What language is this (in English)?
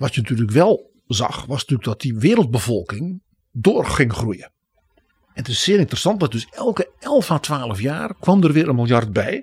Dutch